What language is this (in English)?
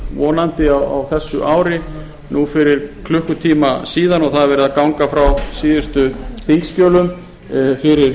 Icelandic